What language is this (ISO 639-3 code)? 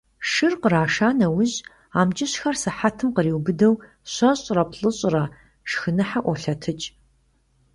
kbd